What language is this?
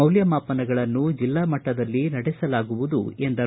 Kannada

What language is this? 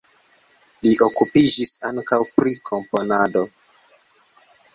Esperanto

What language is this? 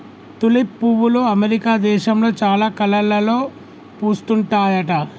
Telugu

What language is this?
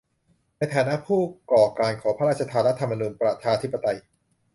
Thai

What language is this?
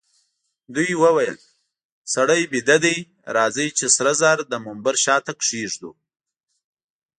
Pashto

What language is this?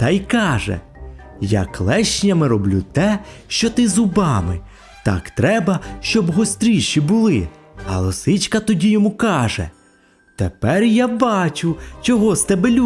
Ukrainian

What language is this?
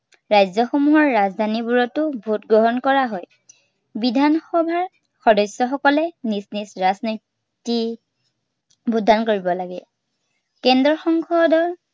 Assamese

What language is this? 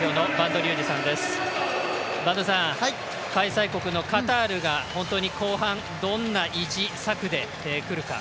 Japanese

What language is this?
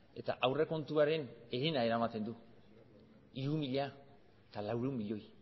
Basque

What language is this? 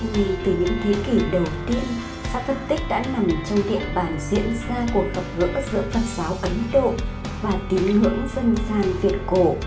Vietnamese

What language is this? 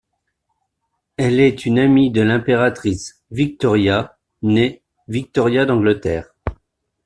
French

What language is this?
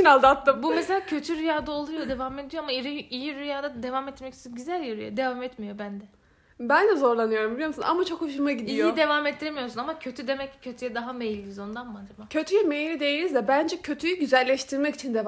Turkish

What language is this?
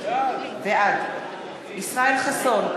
Hebrew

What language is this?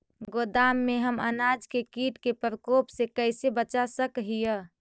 Magahi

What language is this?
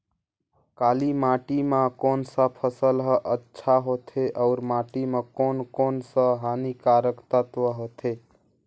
Chhattisgarhi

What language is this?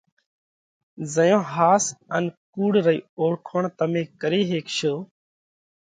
Parkari Koli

